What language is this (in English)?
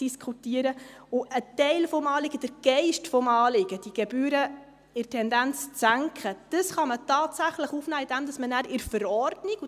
Swiss German